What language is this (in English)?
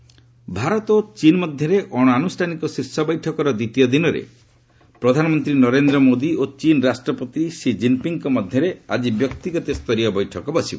Odia